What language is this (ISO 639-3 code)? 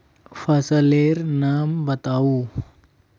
mag